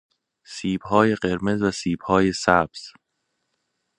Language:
Persian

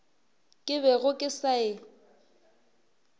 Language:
Northern Sotho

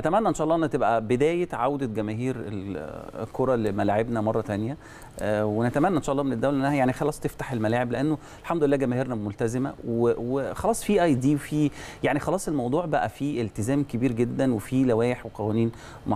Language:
Arabic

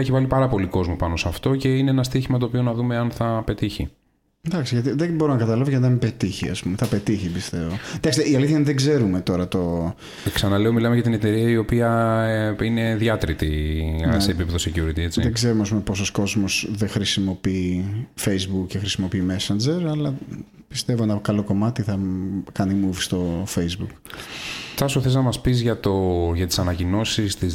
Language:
Greek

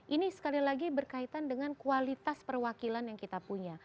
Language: Indonesian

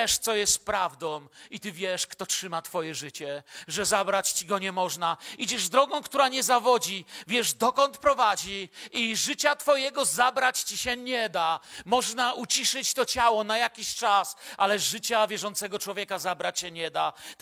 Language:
Polish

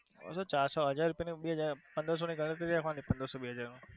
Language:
Gujarati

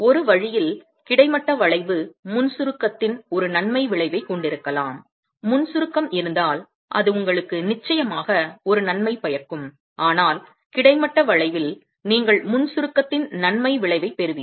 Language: Tamil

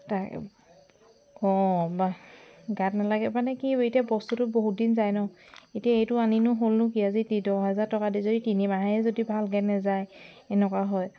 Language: Assamese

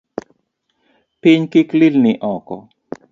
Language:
Luo (Kenya and Tanzania)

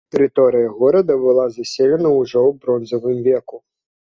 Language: Belarusian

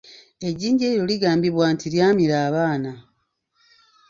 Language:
Ganda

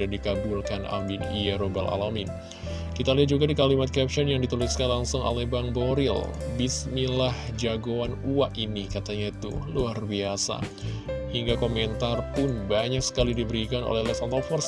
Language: Indonesian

